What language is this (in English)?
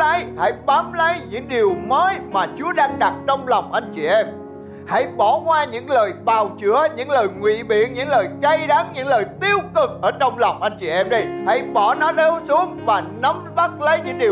Vietnamese